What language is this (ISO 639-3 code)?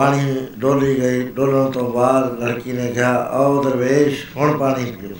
pan